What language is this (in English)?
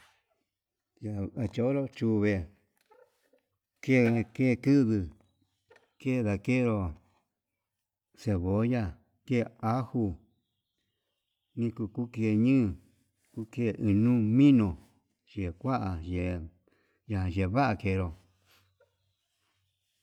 Yutanduchi Mixtec